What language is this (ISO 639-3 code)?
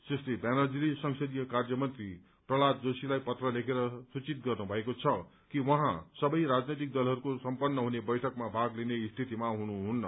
nep